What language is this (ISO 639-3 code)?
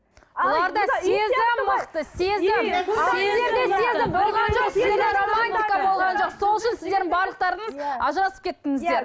kaz